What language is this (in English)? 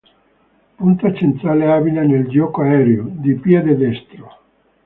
Italian